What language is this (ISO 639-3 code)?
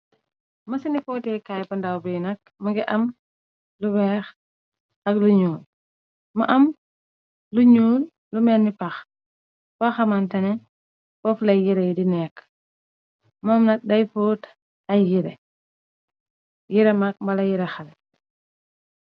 wol